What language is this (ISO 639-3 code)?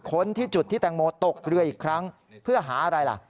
tha